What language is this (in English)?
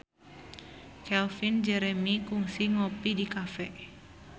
Sundanese